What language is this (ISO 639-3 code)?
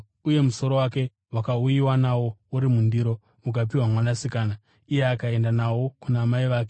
sna